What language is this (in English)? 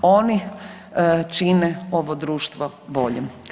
Croatian